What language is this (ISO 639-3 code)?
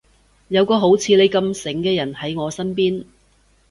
yue